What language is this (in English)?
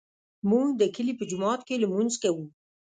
Pashto